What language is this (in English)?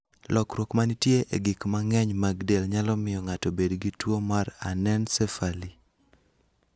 Luo (Kenya and Tanzania)